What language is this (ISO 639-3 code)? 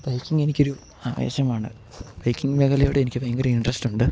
mal